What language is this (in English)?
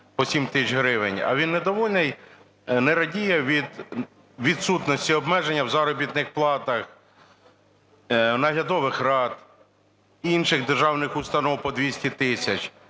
Ukrainian